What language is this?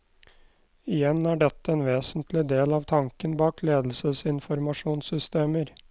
Norwegian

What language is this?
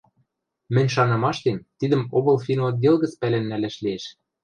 Western Mari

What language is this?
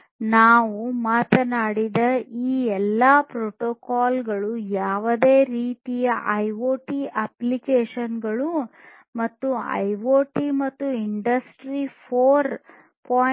Kannada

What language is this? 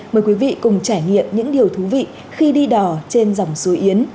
Vietnamese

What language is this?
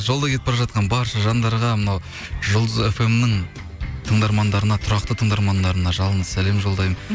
Kazakh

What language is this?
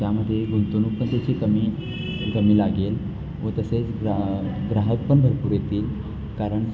Marathi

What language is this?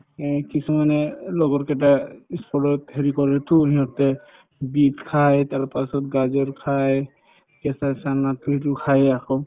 Assamese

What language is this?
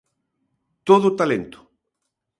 Galician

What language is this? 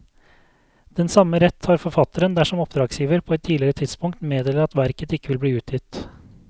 Norwegian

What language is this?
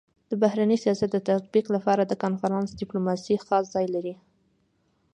Pashto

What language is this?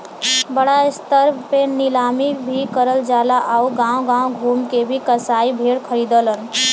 Bhojpuri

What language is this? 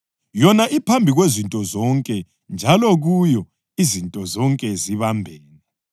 North Ndebele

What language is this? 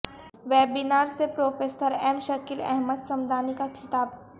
Urdu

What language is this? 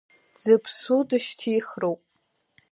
Abkhazian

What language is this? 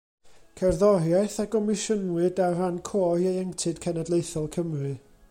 Welsh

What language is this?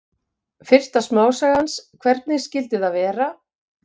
Icelandic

